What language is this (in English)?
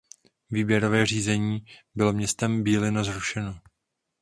Czech